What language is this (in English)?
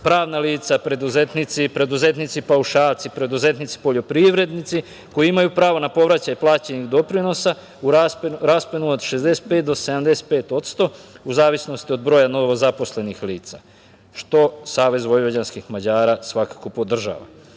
Serbian